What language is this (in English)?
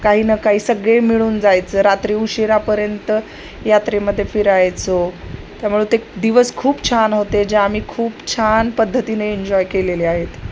Marathi